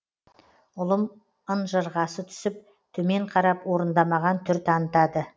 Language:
Kazakh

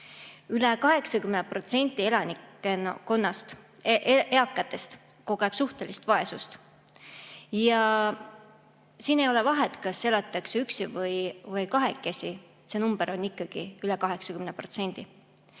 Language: Estonian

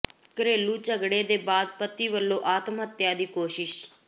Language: Punjabi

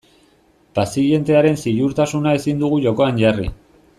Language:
Basque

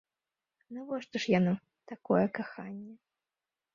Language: Belarusian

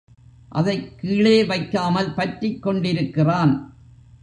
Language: Tamil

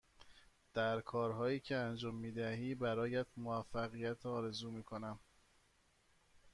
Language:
Persian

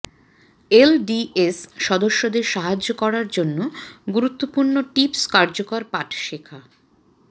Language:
Bangla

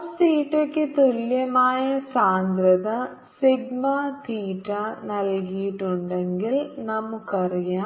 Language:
Malayalam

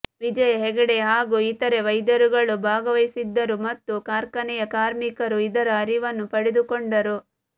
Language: Kannada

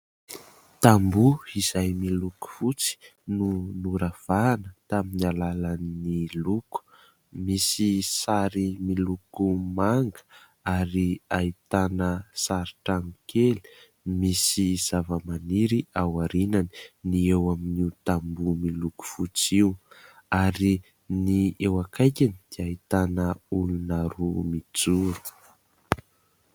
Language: Malagasy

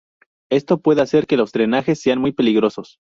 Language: Spanish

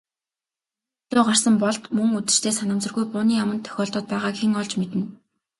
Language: Mongolian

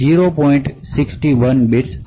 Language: Gujarati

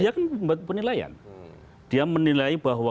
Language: Indonesian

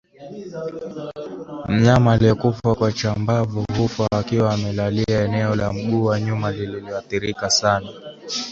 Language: Swahili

